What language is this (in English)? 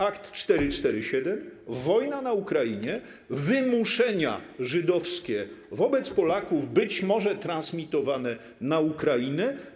Polish